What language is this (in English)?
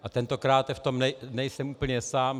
Czech